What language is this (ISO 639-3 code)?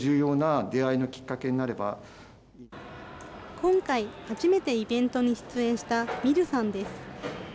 jpn